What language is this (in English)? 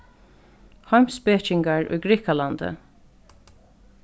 Faroese